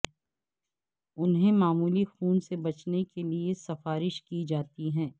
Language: Urdu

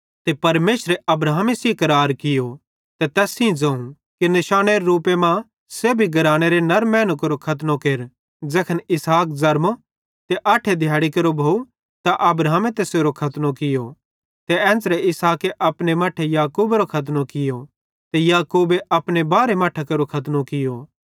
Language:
Bhadrawahi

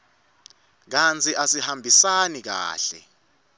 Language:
Swati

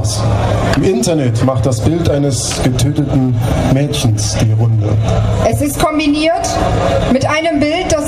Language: German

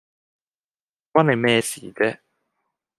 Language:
Cantonese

